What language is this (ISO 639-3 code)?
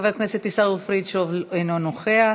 heb